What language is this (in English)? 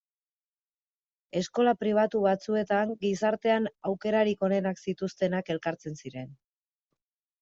Basque